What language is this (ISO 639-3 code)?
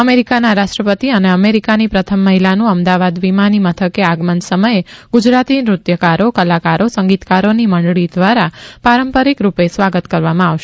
guj